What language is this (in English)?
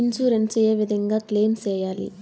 Telugu